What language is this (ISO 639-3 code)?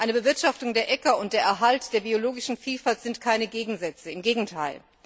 deu